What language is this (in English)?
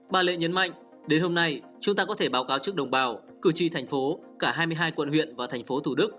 Vietnamese